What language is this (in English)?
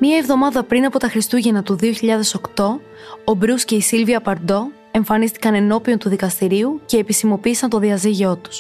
Greek